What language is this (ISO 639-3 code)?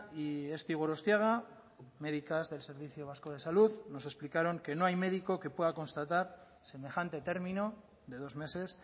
spa